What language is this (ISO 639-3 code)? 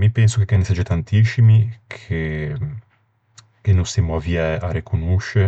lij